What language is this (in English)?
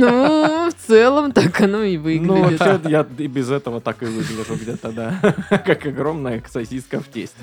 Russian